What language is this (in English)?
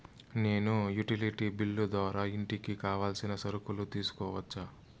Telugu